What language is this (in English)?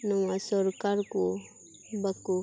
Santali